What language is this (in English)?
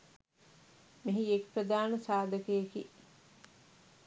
Sinhala